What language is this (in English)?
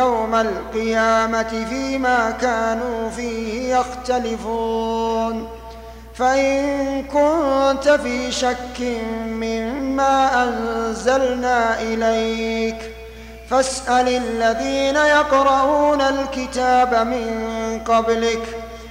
Arabic